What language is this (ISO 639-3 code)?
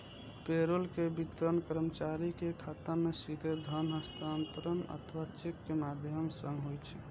mai